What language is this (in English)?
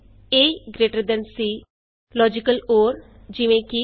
Punjabi